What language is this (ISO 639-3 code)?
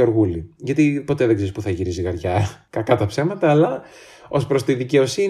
ell